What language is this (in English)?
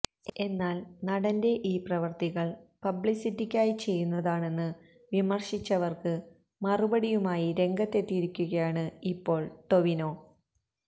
Malayalam